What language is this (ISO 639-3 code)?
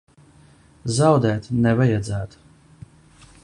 lav